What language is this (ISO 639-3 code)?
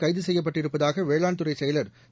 tam